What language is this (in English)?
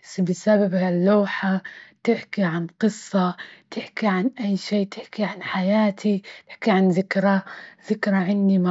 Libyan Arabic